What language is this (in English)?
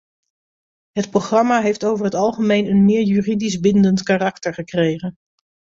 Dutch